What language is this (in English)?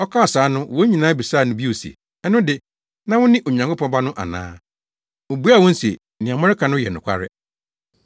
Akan